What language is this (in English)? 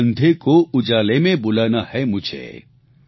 Gujarati